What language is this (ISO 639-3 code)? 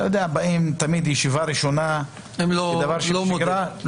heb